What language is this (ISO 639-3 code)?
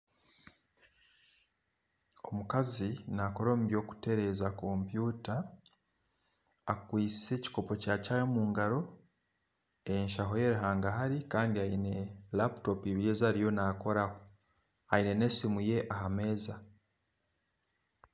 nyn